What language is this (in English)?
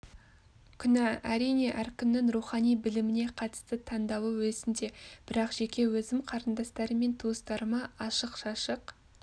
Kazakh